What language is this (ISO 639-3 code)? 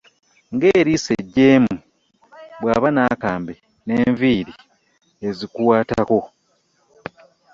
lug